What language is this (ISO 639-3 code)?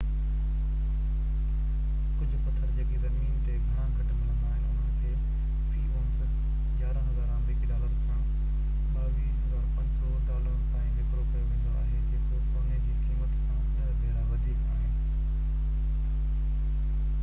snd